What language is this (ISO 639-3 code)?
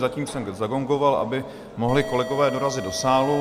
ces